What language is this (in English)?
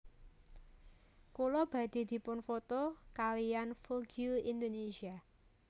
Javanese